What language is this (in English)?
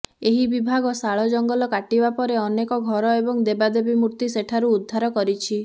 Odia